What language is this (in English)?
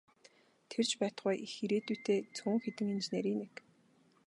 Mongolian